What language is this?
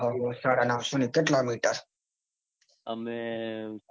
Gujarati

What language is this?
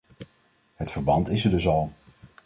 Dutch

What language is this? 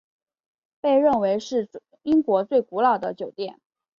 Chinese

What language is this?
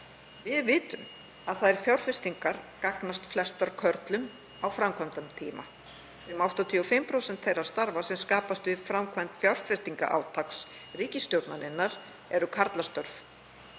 Icelandic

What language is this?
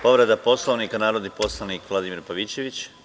Serbian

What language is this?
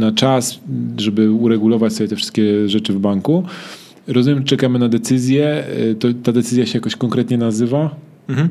Polish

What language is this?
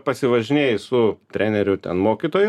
Lithuanian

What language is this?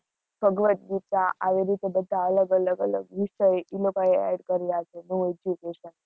Gujarati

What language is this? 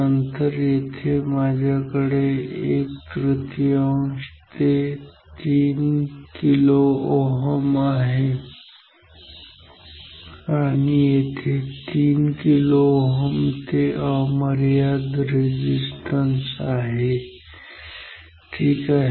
Marathi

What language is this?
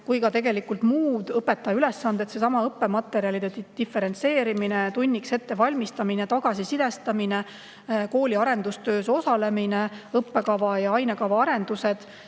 Estonian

